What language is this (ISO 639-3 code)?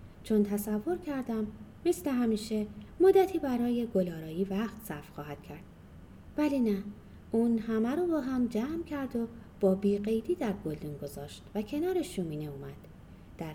fas